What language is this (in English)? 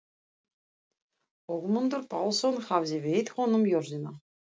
Icelandic